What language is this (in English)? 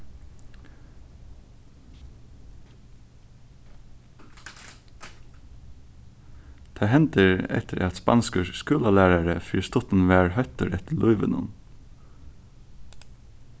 Faroese